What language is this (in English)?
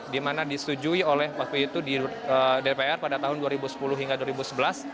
Indonesian